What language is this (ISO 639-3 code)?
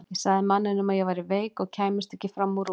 isl